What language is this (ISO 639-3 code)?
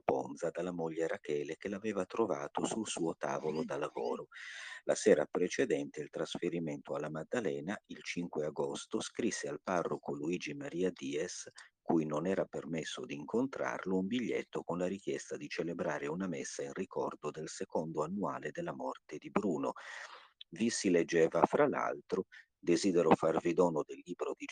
ita